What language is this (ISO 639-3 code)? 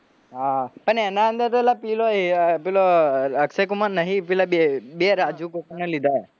guj